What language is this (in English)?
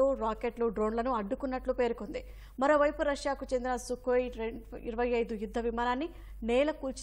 Telugu